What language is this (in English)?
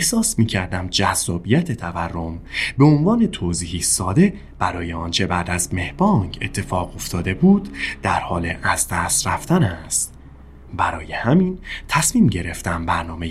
Persian